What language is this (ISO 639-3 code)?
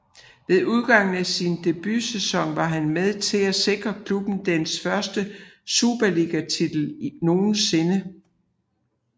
dan